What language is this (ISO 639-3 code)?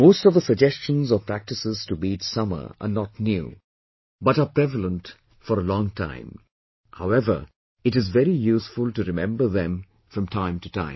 eng